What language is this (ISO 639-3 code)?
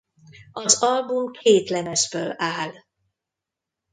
hun